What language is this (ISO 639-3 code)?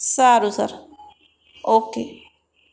guj